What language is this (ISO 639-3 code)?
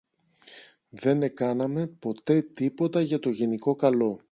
ell